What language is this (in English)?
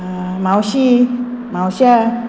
Konkani